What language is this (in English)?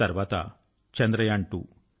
Telugu